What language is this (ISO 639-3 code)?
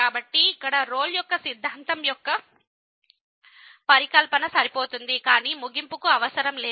tel